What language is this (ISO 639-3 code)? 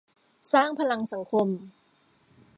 tha